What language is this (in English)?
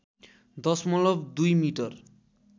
Nepali